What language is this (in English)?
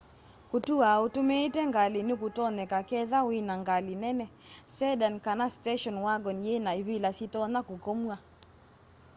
Kamba